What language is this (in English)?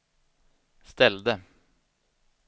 Swedish